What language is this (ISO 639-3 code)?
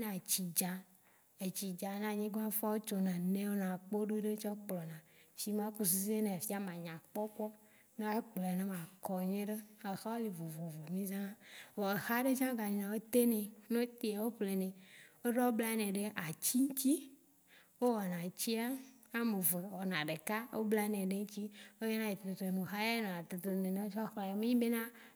wci